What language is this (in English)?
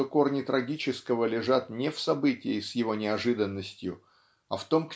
Russian